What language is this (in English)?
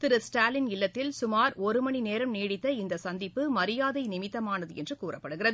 Tamil